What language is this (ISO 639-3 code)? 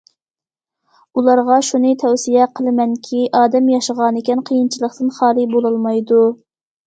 uig